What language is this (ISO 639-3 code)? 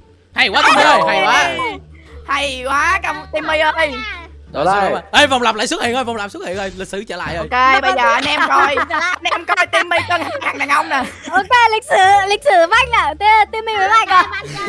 vie